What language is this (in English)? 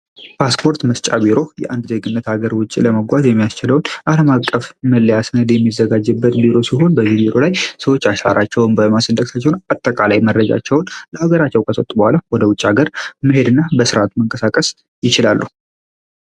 Amharic